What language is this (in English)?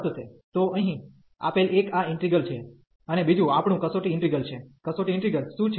Gujarati